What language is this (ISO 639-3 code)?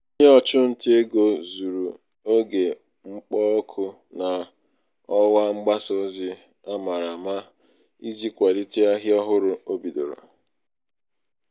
ibo